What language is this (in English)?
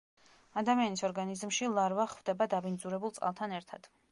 Georgian